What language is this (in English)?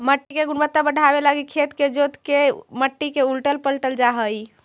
Magahi